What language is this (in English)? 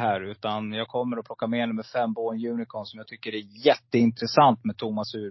Swedish